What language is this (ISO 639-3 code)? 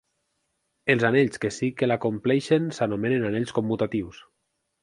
cat